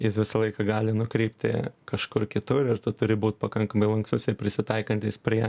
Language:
Lithuanian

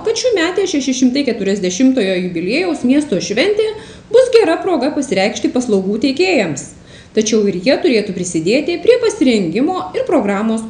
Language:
Lithuanian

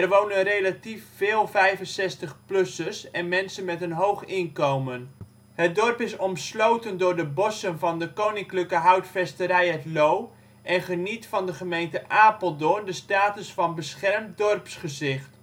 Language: Dutch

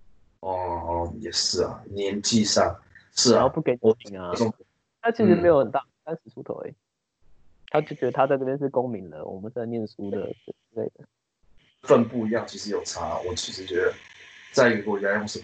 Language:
Chinese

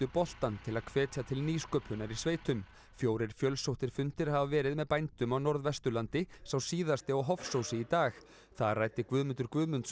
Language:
Icelandic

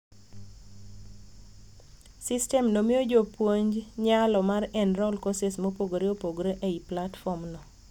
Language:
Luo (Kenya and Tanzania)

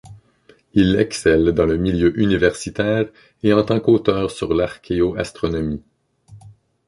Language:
French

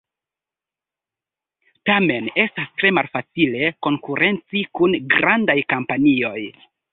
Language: Esperanto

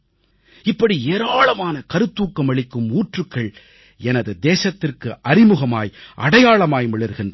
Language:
Tamil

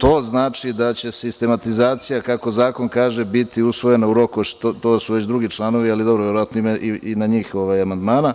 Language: Serbian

